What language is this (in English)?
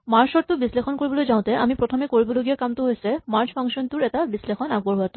Assamese